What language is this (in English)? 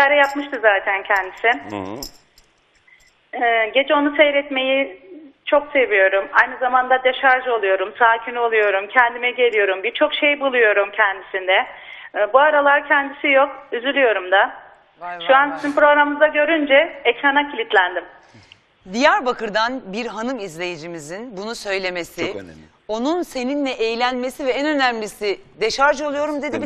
Turkish